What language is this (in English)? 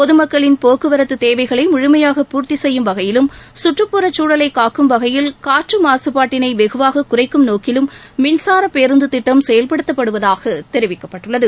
Tamil